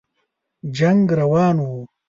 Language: Pashto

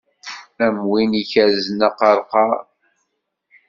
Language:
Kabyle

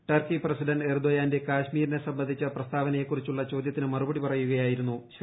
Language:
Malayalam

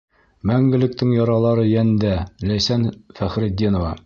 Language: Bashkir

